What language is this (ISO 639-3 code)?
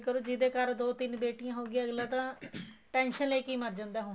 pan